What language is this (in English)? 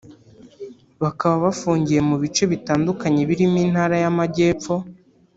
Kinyarwanda